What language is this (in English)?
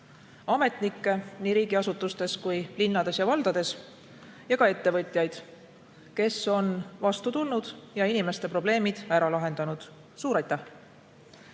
Estonian